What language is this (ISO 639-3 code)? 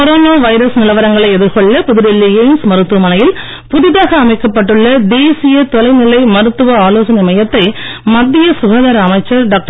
tam